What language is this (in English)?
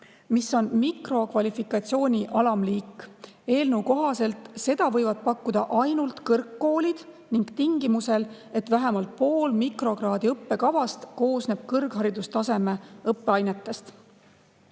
Estonian